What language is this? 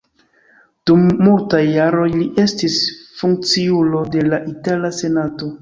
Esperanto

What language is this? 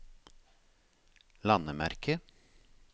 Norwegian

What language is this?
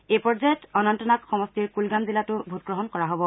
Assamese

